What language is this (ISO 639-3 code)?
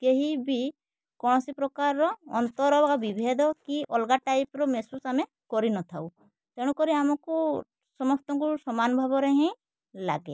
ori